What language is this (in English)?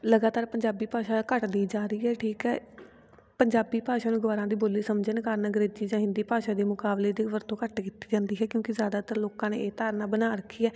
Punjabi